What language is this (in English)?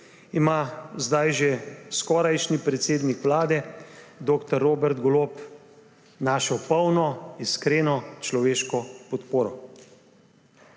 Slovenian